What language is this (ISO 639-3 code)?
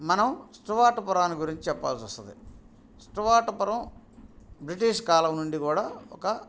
tel